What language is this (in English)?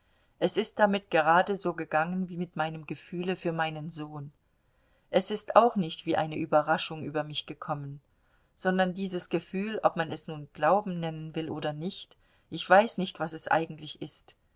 German